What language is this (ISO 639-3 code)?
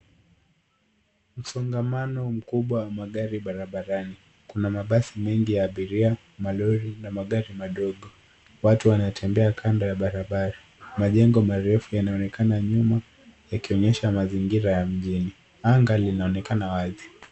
swa